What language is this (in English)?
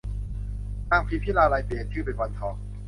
Thai